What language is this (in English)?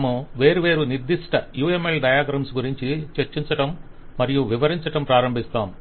Telugu